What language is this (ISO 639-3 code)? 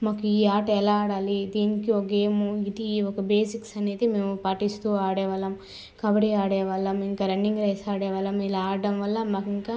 tel